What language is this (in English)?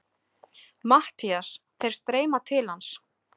Icelandic